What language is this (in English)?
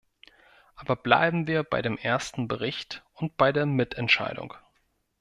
German